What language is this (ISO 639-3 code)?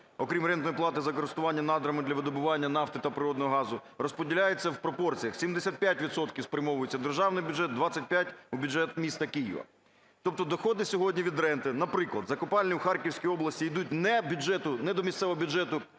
ukr